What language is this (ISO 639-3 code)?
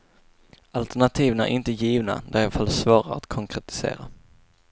swe